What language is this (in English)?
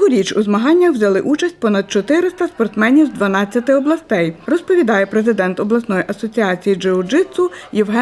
Ukrainian